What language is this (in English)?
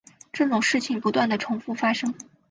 Chinese